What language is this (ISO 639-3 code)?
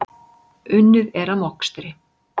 isl